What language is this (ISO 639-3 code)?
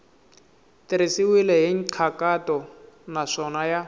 tso